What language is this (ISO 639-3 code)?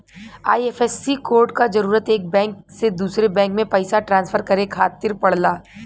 bho